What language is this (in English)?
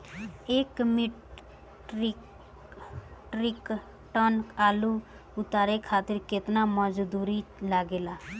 Bhojpuri